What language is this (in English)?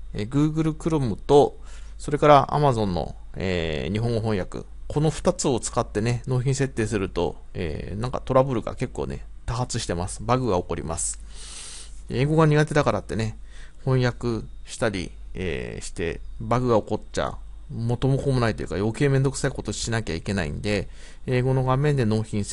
Japanese